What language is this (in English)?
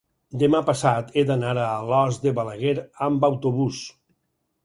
Catalan